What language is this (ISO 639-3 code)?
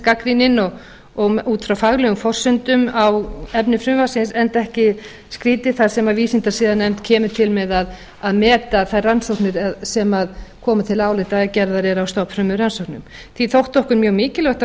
isl